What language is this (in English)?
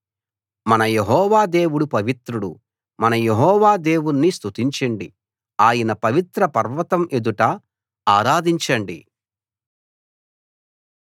Telugu